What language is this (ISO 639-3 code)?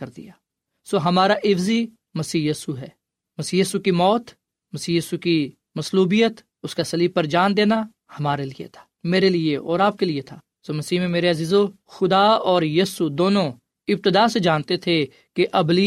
urd